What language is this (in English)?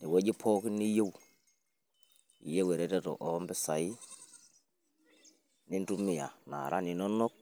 Masai